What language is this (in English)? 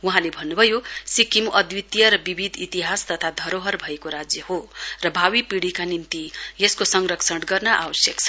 Nepali